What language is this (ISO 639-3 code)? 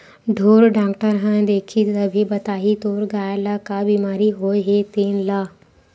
hne